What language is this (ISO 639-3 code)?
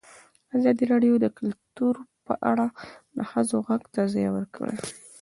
pus